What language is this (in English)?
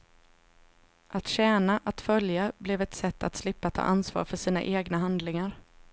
Swedish